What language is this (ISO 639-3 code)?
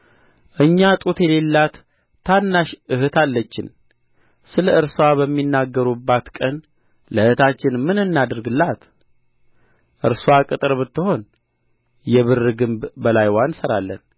amh